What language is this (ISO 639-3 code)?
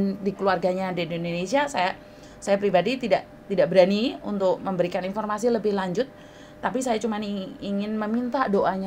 ind